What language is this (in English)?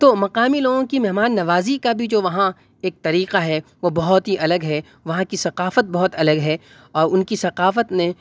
Urdu